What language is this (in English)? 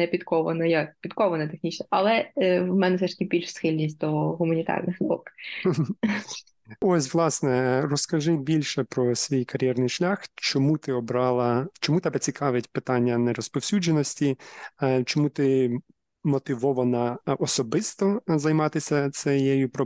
Ukrainian